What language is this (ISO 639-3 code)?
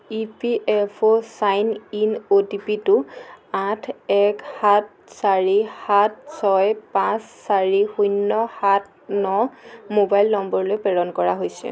asm